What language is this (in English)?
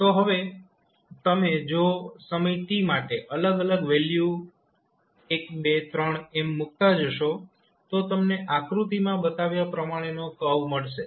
Gujarati